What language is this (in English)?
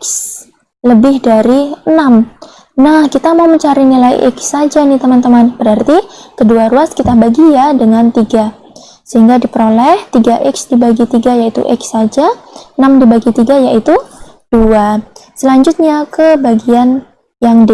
Indonesian